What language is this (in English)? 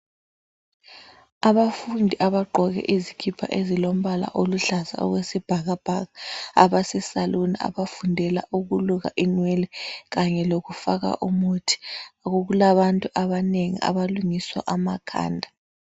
North Ndebele